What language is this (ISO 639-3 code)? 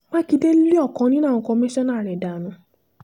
yor